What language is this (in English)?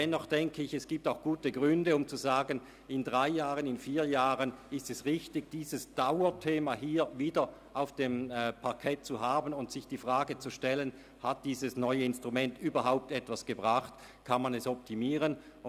Swiss German